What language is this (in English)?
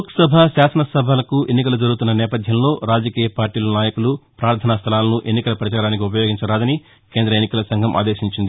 Telugu